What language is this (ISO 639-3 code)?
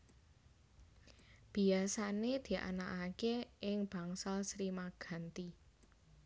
jav